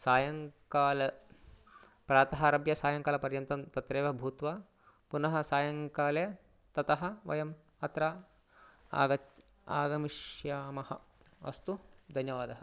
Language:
Sanskrit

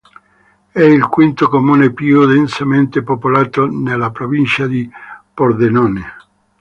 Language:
Italian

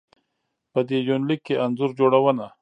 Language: Pashto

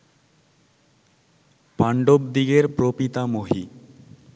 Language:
Bangla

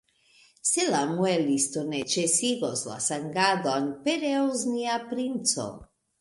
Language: Esperanto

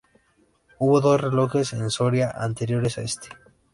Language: Spanish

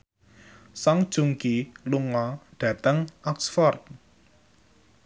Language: Javanese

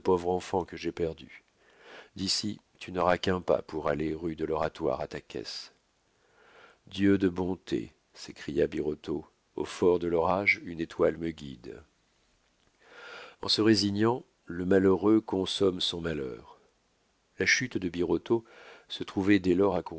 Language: French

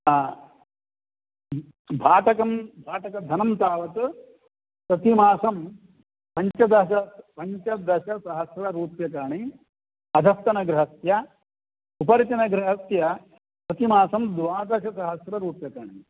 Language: Sanskrit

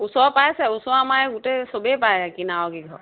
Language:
Assamese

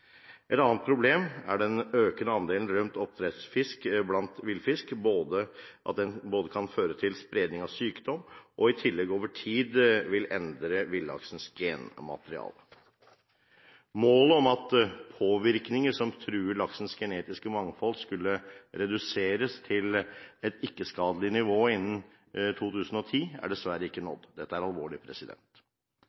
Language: Norwegian Bokmål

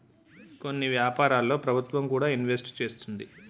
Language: Telugu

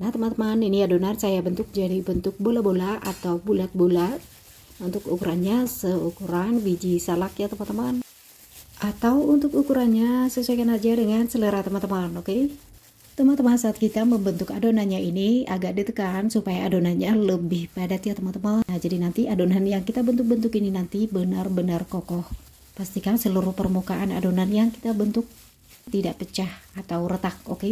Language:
Indonesian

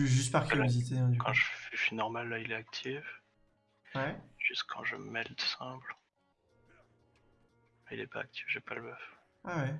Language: French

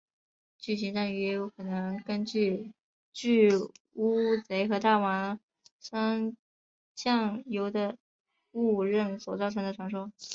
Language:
Chinese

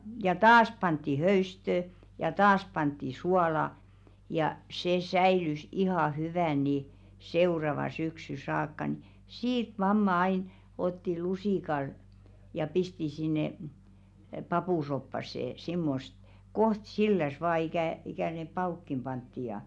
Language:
Finnish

